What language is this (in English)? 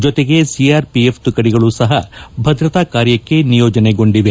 Kannada